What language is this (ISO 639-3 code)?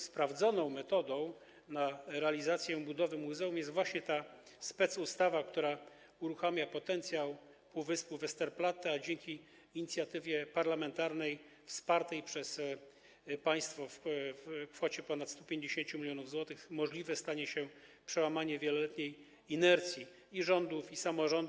pol